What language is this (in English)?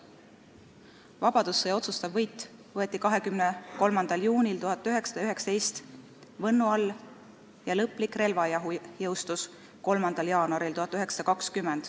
Estonian